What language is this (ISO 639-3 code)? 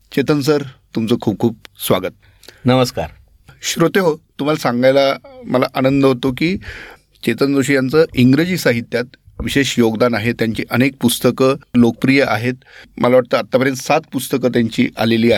mar